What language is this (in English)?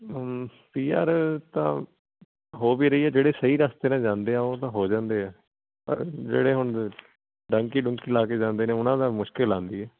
Punjabi